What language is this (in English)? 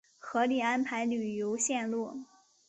Chinese